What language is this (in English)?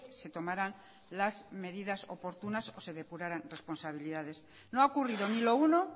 Spanish